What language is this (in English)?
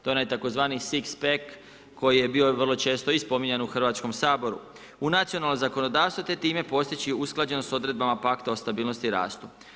Croatian